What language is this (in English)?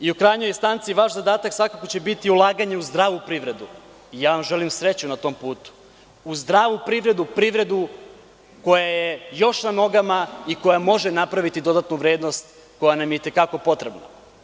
Serbian